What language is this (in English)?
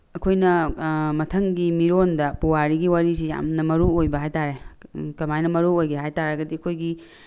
Manipuri